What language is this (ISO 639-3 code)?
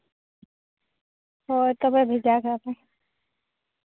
sat